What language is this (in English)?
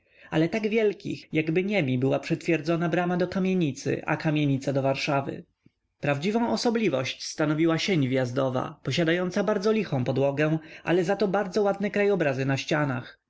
Polish